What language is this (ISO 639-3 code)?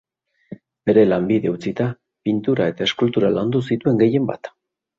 eus